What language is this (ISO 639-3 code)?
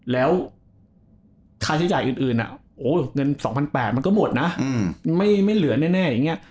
tha